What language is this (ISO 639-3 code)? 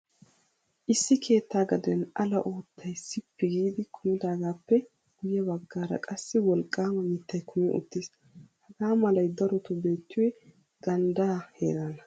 wal